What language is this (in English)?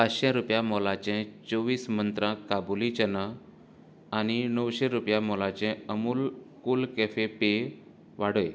Konkani